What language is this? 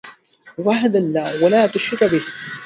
Arabic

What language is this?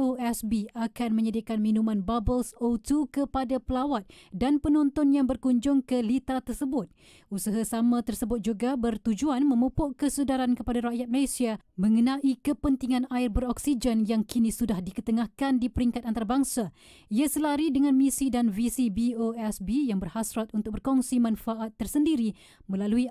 Malay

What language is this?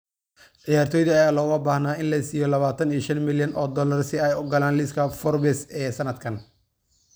Somali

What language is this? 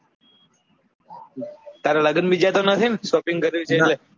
Gujarati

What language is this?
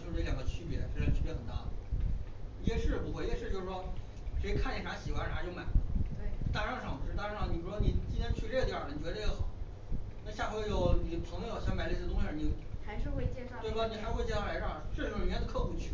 Chinese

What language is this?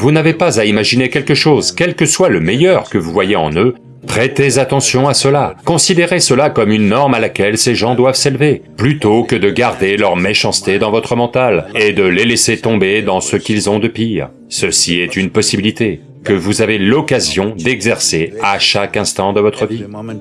French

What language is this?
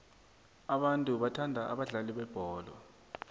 South Ndebele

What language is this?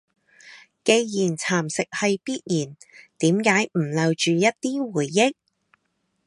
Cantonese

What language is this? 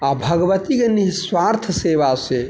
Maithili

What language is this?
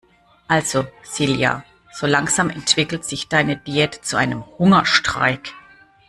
German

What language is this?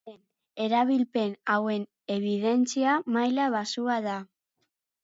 Basque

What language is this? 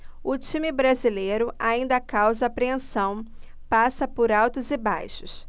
Portuguese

